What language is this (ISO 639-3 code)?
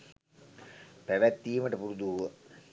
sin